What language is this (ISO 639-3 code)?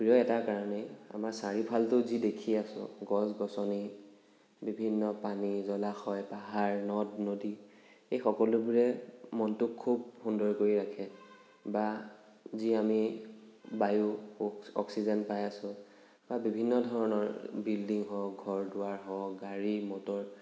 asm